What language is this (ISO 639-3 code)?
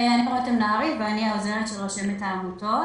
heb